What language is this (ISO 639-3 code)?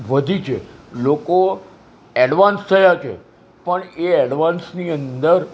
guj